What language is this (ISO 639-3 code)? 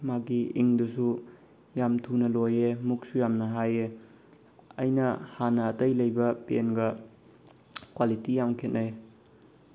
mni